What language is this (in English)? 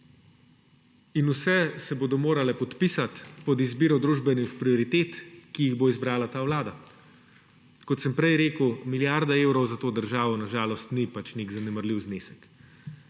Slovenian